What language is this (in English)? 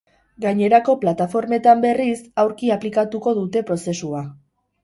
Basque